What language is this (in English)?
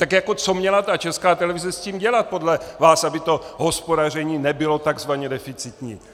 Czech